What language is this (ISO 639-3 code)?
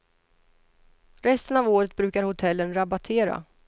swe